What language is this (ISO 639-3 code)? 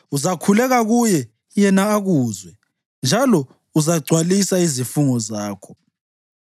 nde